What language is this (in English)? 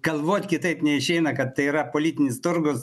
Lithuanian